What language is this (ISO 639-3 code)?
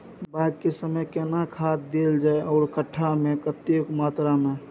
mai